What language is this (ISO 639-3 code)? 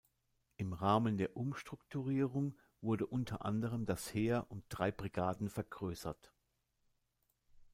deu